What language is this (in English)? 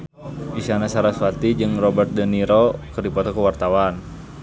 Sundanese